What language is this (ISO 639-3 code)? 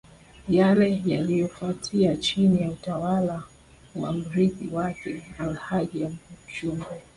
swa